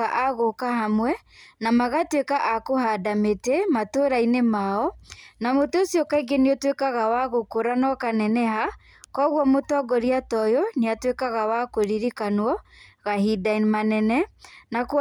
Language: Kikuyu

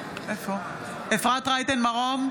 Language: Hebrew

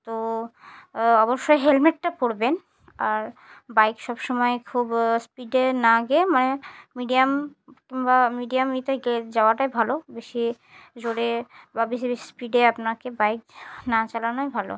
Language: Bangla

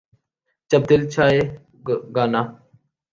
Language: Urdu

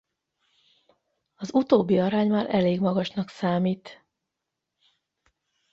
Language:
Hungarian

